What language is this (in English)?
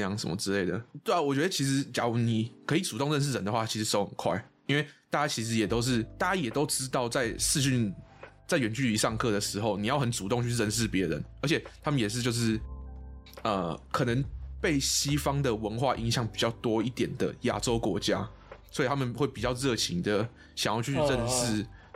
Chinese